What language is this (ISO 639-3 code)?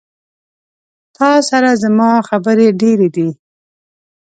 pus